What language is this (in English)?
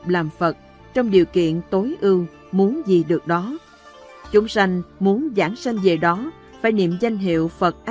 Vietnamese